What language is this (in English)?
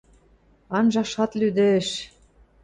Western Mari